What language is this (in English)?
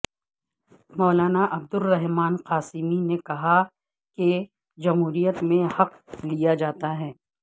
Urdu